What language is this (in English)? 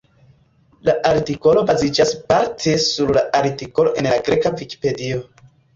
Esperanto